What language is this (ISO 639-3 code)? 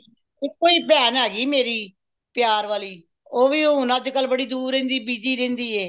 pan